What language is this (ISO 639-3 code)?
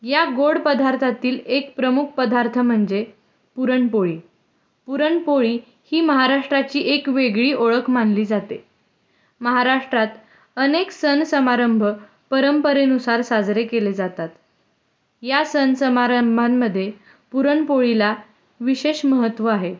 mar